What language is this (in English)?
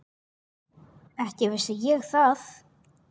Icelandic